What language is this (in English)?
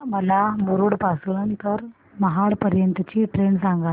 Marathi